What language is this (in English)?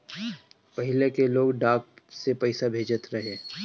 Bhojpuri